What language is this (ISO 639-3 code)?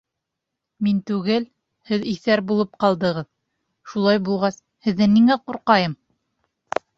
bak